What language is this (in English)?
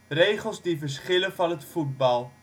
Dutch